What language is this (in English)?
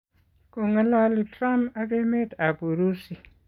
Kalenjin